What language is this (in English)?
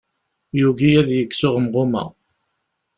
Kabyle